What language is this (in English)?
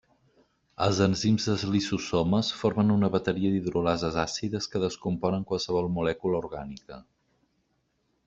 Catalan